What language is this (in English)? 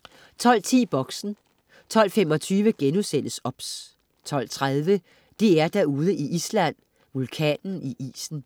Danish